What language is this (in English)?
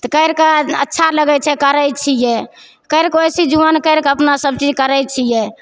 Maithili